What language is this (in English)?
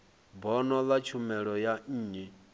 Venda